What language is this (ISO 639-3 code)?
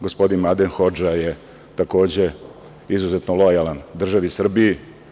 srp